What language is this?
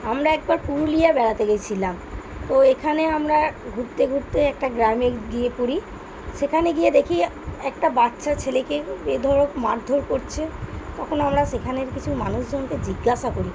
Bangla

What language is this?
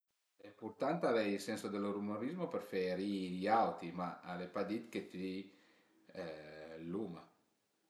Piedmontese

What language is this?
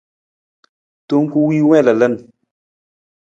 Nawdm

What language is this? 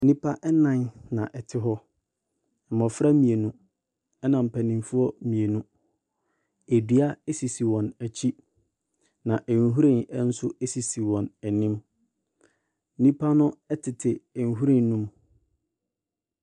Akan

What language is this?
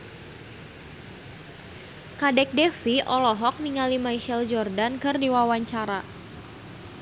Sundanese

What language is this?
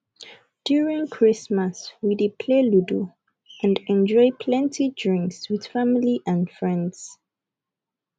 Nigerian Pidgin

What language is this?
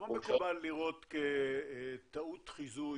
Hebrew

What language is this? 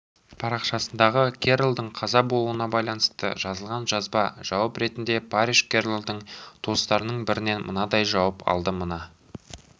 Kazakh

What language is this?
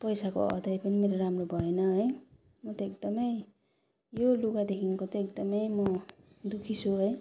Nepali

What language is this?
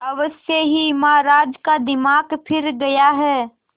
Hindi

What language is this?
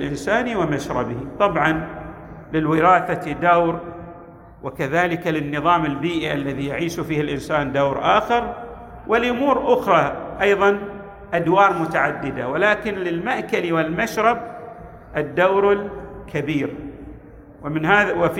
Arabic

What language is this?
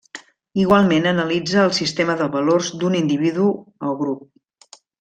Catalan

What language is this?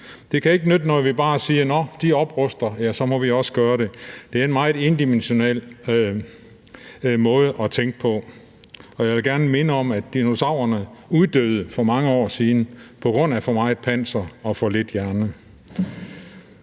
Danish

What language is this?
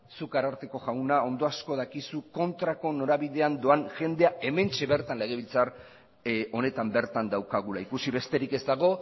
Basque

